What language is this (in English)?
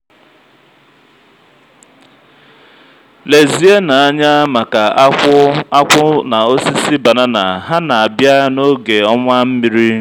Igbo